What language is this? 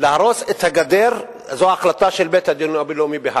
Hebrew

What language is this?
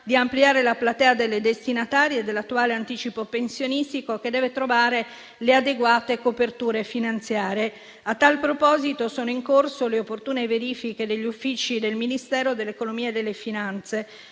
Italian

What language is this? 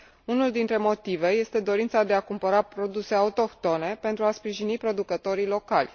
Romanian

